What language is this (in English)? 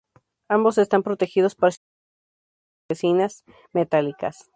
Spanish